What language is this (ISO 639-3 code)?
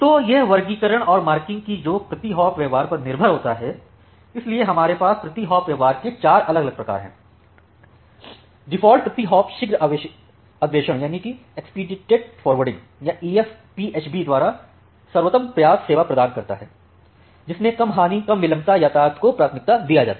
hin